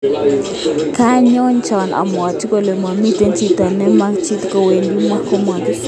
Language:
Kalenjin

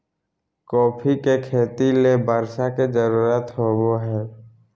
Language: Magahi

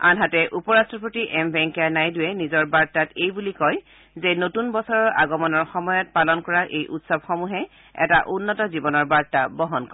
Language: Assamese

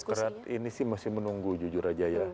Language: Indonesian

